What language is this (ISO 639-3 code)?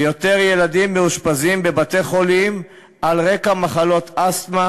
heb